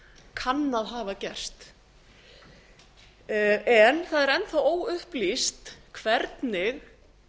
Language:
Icelandic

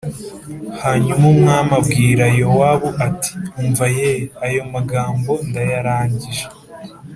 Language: Kinyarwanda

